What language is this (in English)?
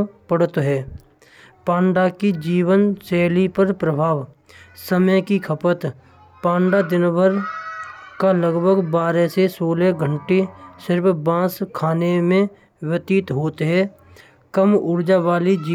Braj